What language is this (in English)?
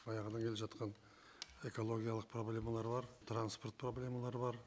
Kazakh